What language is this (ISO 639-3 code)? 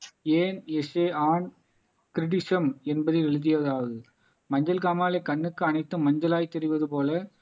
tam